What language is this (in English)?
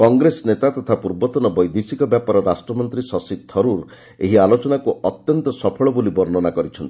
Odia